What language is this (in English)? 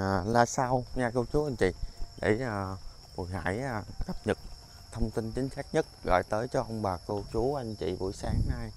Vietnamese